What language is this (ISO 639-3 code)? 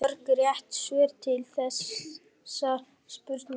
isl